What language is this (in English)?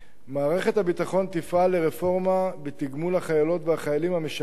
Hebrew